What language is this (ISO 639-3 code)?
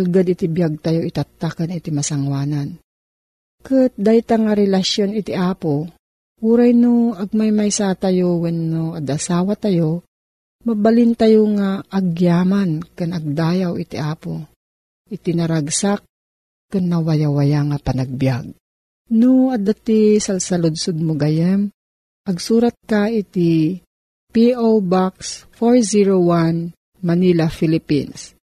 fil